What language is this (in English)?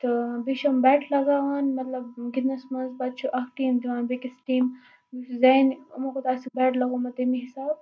Kashmiri